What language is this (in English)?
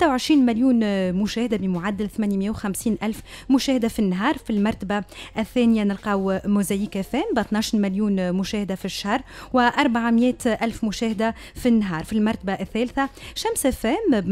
Arabic